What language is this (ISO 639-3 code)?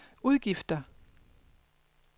dan